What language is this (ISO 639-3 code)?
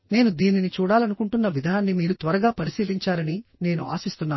tel